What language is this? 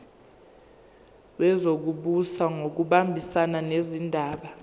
Zulu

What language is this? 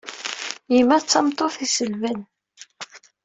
Kabyle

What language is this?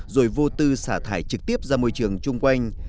Vietnamese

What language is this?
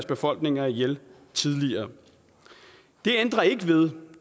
Danish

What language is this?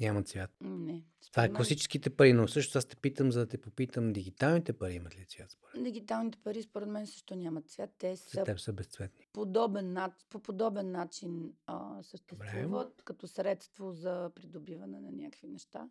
Bulgarian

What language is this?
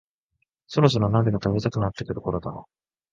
Japanese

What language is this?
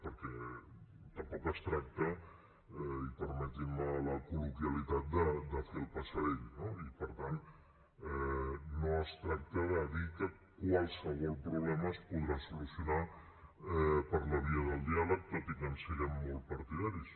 Catalan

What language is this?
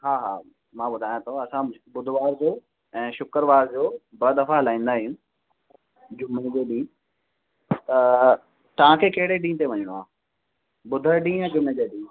Sindhi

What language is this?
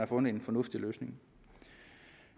Danish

